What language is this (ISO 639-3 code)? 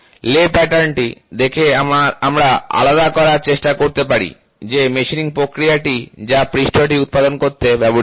ben